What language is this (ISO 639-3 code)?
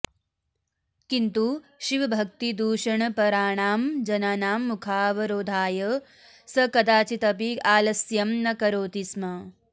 san